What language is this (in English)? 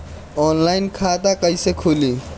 Bhojpuri